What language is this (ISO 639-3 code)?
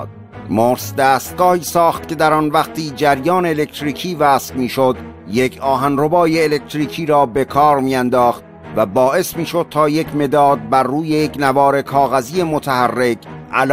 fas